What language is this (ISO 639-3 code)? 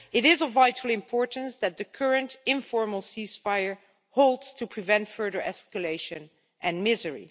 eng